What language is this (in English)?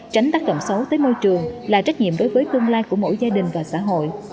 Vietnamese